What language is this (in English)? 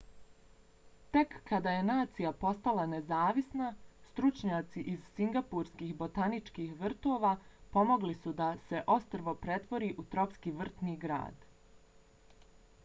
Bosnian